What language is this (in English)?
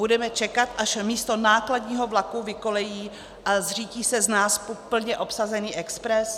Czech